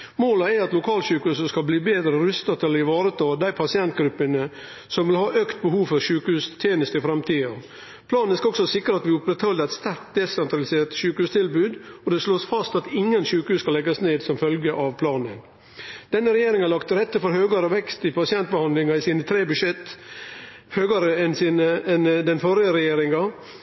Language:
Norwegian Nynorsk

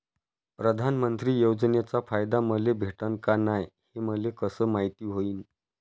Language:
Marathi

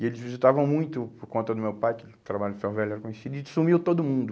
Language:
Portuguese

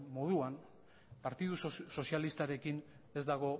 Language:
Basque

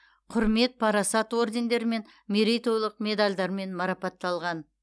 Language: Kazakh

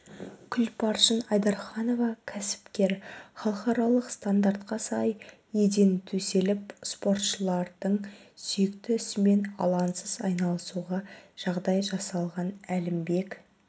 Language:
Kazakh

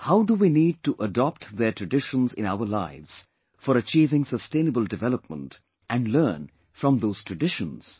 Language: English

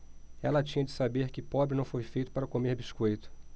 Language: Portuguese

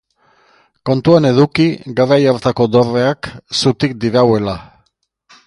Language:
Basque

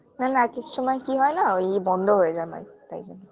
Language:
Bangla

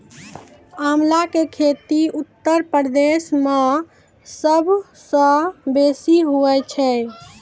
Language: Maithili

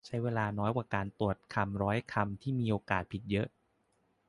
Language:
Thai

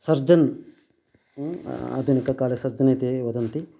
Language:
Sanskrit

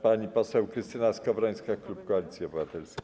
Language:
Polish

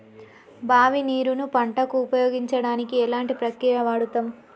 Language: Telugu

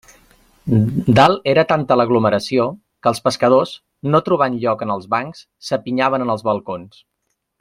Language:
Catalan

